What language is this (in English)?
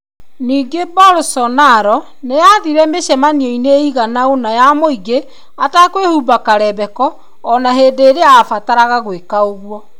Kikuyu